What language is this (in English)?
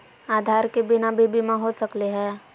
Magahi